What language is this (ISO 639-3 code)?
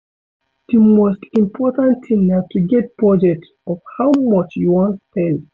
pcm